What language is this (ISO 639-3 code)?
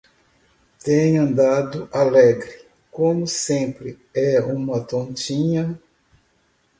por